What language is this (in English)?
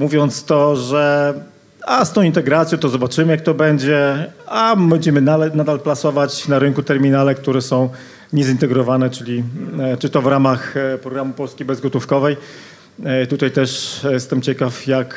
Polish